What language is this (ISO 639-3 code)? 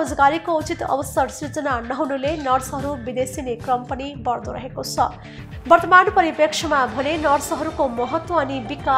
hin